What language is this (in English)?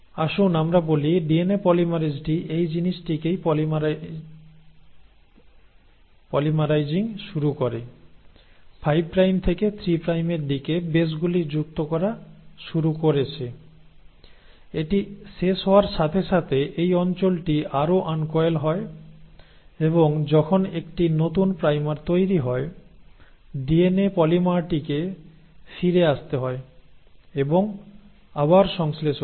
Bangla